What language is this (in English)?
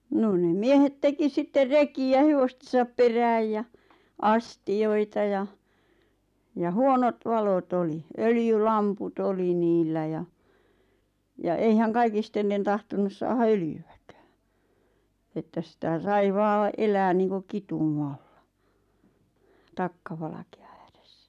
Finnish